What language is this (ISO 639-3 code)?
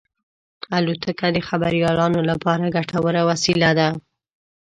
pus